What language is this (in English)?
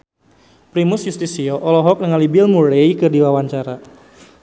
Sundanese